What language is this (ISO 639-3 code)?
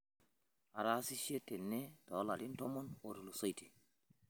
mas